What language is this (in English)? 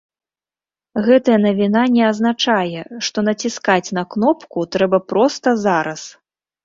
Belarusian